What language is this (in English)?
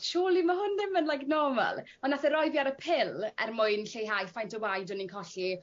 Welsh